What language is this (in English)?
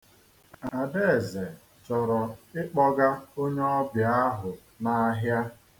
Igbo